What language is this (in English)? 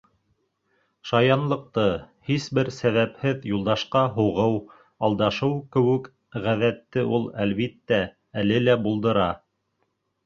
Bashkir